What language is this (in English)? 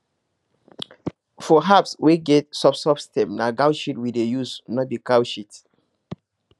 Nigerian Pidgin